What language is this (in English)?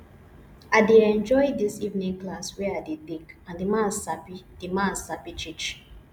Nigerian Pidgin